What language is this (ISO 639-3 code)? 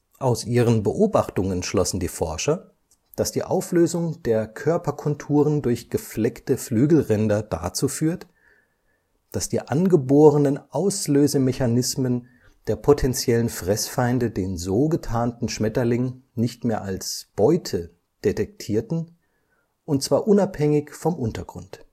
deu